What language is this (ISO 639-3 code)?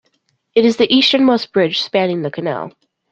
eng